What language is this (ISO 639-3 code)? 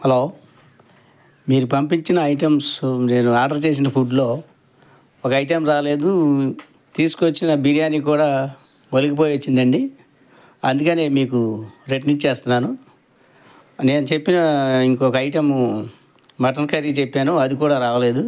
tel